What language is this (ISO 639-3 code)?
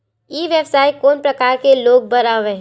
hne